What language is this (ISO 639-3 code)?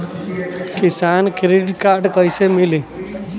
bho